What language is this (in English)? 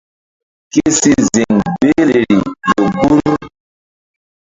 Mbum